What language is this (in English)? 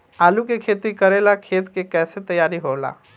Bhojpuri